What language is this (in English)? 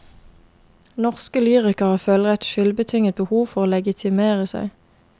Norwegian